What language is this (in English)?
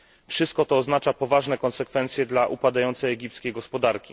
Polish